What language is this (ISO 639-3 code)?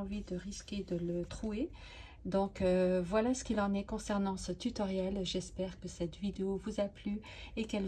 fra